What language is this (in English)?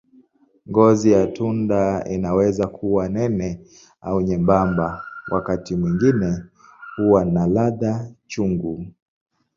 Swahili